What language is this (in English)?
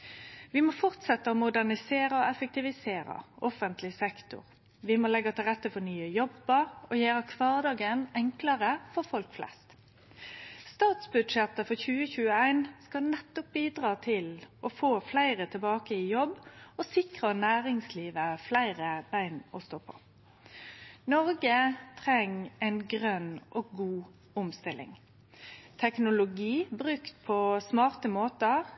Norwegian Nynorsk